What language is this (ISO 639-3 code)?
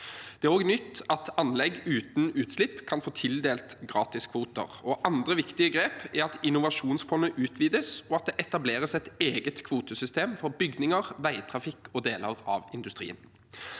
nor